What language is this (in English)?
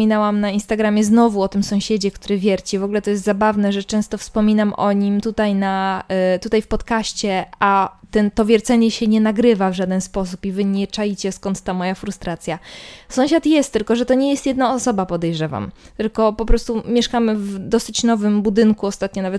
Polish